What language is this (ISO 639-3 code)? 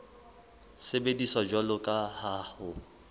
sot